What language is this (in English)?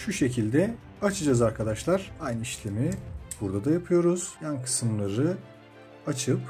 Turkish